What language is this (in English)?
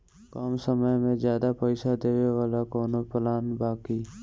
Bhojpuri